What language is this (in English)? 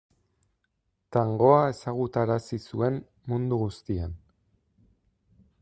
Basque